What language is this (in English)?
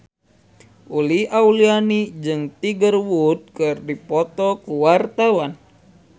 Sundanese